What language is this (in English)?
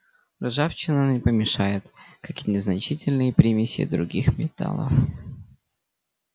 Russian